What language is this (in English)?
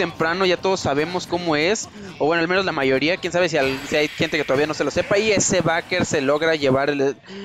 Spanish